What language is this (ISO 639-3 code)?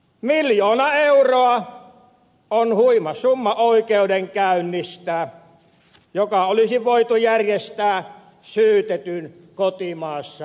fin